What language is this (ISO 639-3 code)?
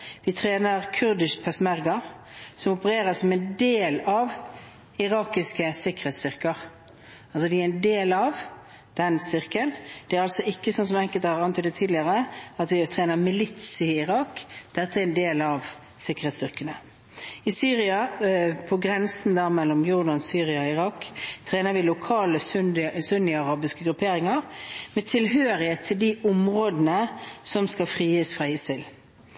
nob